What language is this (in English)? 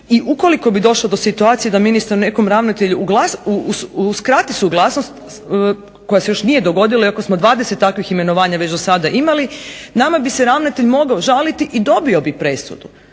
Croatian